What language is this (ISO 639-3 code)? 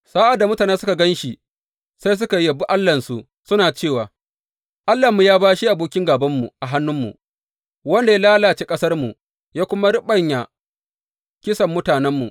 hau